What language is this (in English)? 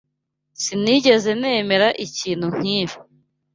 Kinyarwanda